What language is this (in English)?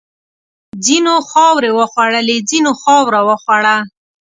Pashto